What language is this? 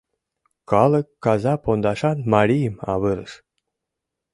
Mari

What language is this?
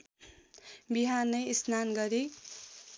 Nepali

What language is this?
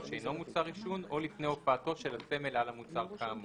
Hebrew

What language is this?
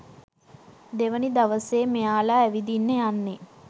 Sinhala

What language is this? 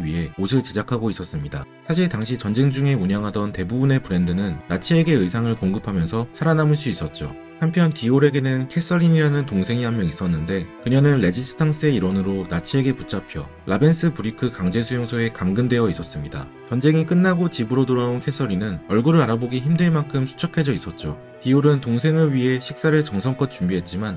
Korean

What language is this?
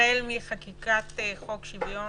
Hebrew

